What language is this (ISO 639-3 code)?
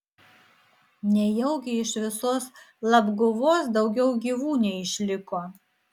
lit